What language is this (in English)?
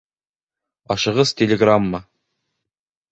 Bashkir